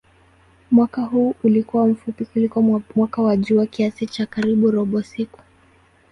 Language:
Swahili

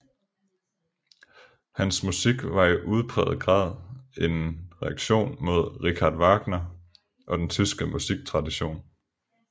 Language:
Danish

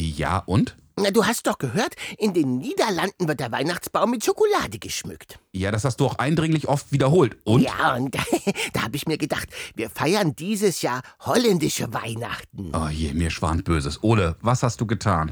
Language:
German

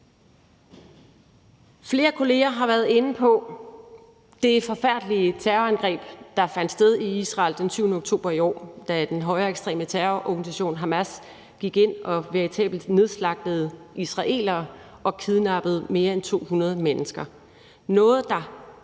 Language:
Danish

